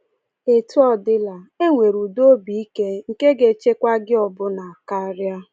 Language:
Igbo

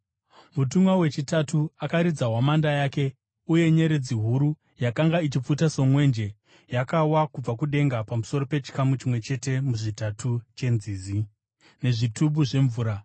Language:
Shona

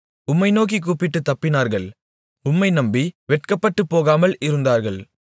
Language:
Tamil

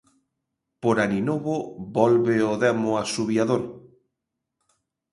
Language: Galician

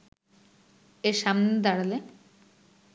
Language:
Bangla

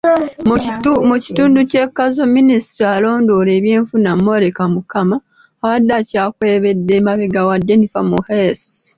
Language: Ganda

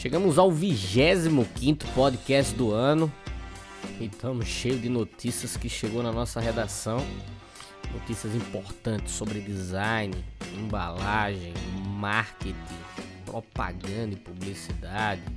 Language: Portuguese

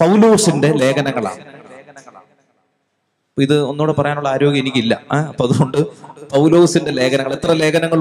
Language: Malayalam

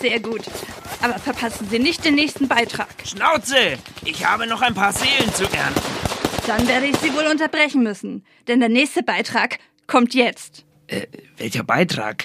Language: German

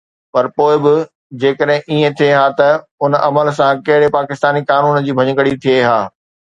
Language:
Sindhi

